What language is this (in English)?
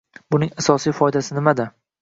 Uzbek